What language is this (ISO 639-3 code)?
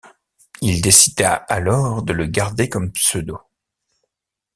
fra